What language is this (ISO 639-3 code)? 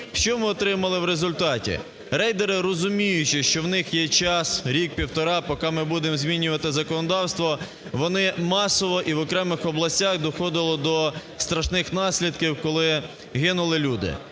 ukr